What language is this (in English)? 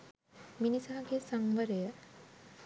Sinhala